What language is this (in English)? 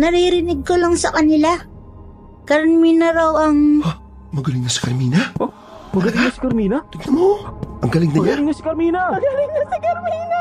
Filipino